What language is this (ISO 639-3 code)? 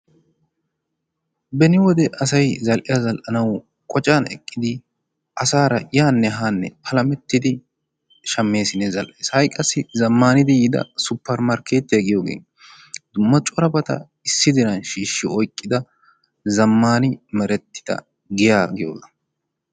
wal